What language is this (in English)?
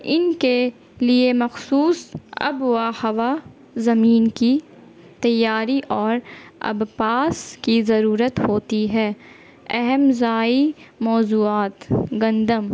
Urdu